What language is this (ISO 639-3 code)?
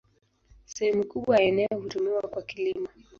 swa